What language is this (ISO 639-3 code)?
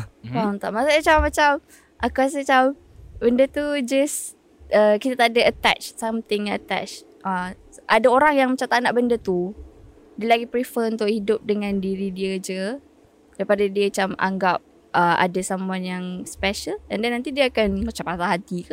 msa